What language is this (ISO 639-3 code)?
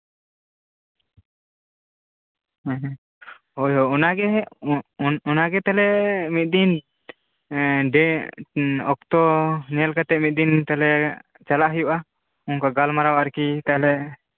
sat